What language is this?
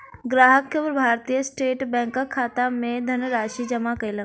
Maithili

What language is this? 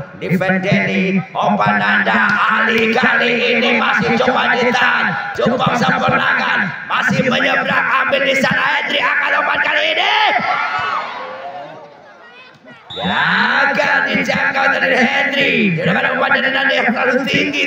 Indonesian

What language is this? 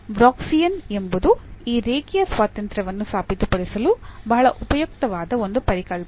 Kannada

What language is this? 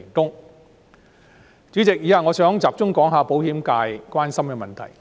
Cantonese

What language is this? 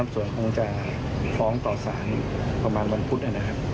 Thai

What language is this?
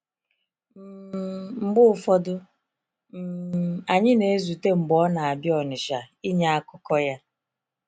Igbo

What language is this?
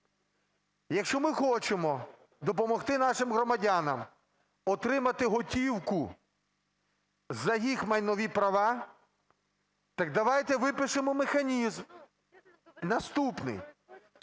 Ukrainian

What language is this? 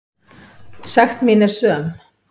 Icelandic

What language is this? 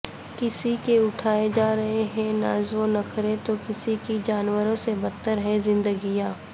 Urdu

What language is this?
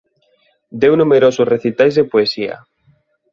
Galician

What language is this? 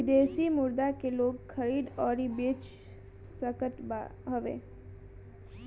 Bhojpuri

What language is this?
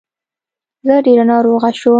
Pashto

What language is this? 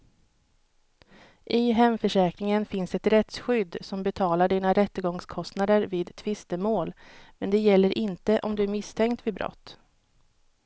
Swedish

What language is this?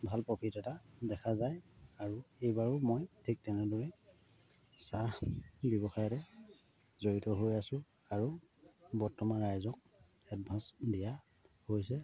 Assamese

